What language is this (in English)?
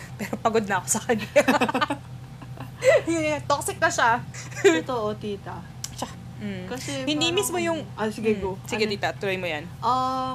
Filipino